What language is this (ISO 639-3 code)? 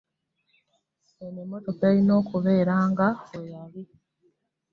lug